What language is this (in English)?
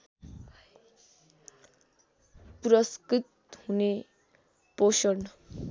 Nepali